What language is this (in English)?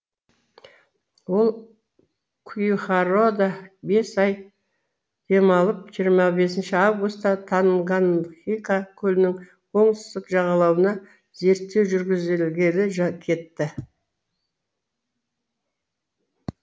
Kazakh